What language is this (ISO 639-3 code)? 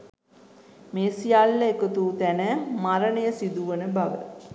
sin